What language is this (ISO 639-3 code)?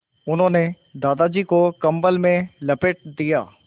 hin